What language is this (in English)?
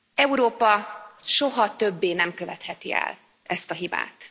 Hungarian